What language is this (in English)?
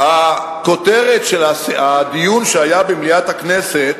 Hebrew